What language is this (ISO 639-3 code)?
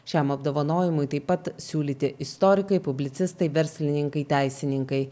lit